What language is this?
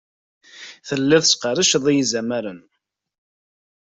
Kabyle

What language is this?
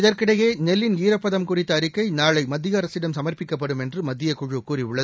Tamil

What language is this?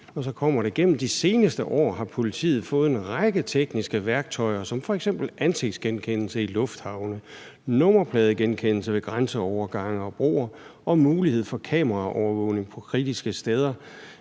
Danish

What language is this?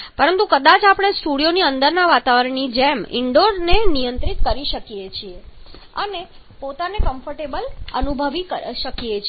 Gujarati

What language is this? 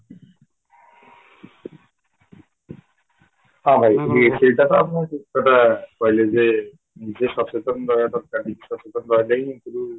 Odia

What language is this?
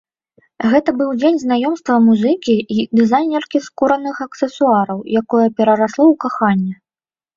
Belarusian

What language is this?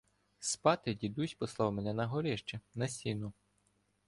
Ukrainian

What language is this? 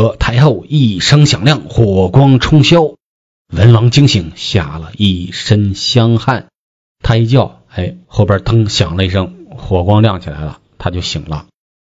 Chinese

